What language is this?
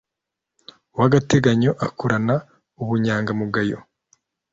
Kinyarwanda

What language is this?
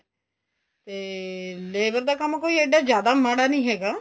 Punjabi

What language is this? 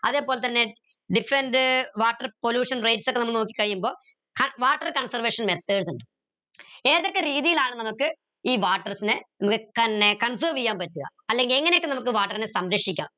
Malayalam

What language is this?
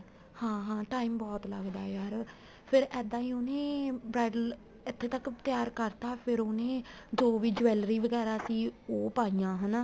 Punjabi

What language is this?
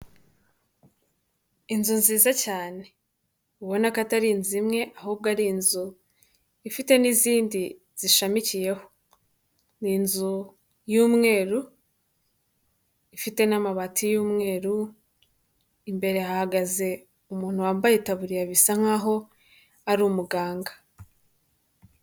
Kinyarwanda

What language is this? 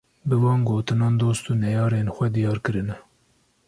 Kurdish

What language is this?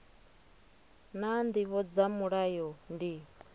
Venda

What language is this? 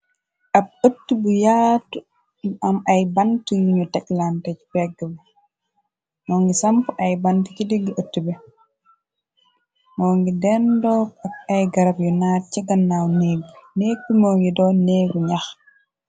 Wolof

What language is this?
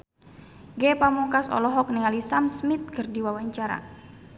Sundanese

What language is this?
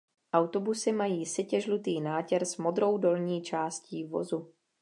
Czech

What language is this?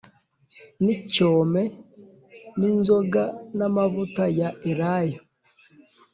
Kinyarwanda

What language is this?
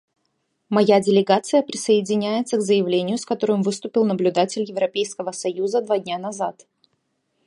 Russian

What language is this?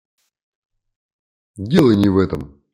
Russian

